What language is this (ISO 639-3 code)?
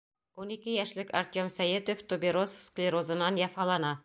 bak